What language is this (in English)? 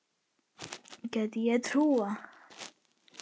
Icelandic